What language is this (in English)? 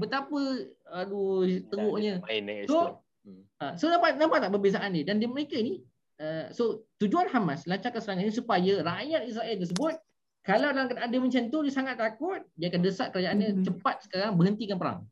Malay